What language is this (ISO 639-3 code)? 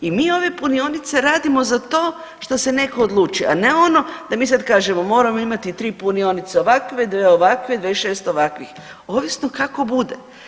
hrv